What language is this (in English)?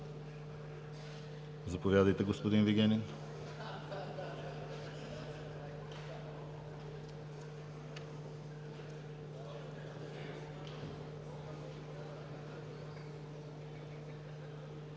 Bulgarian